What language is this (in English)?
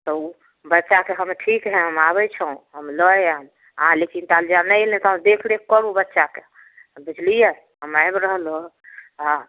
Maithili